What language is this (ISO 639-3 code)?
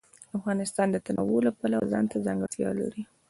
pus